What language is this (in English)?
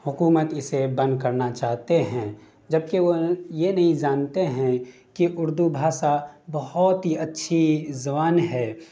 Urdu